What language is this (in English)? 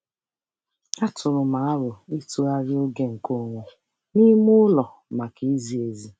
Igbo